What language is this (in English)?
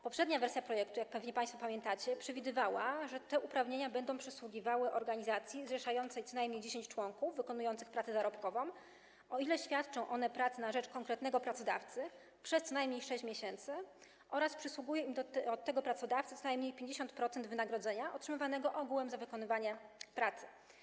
Polish